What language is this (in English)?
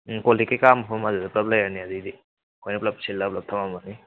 Manipuri